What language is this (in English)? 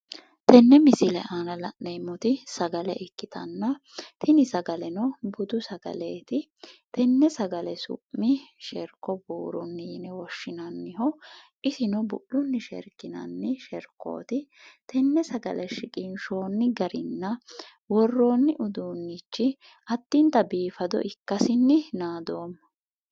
Sidamo